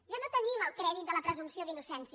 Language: Catalan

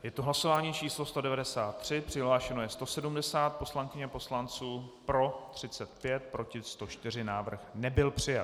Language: Czech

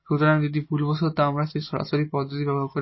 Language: Bangla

